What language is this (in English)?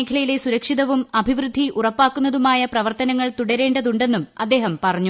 Malayalam